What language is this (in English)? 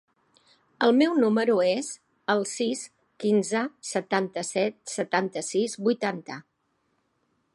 Catalan